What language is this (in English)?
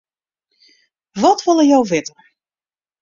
Western Frisian